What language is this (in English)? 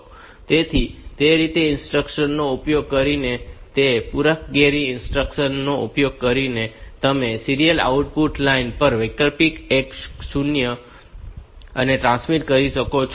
Gujarati